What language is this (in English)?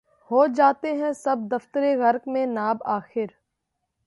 Urdu